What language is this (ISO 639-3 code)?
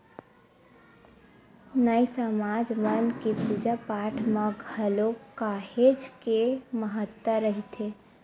hne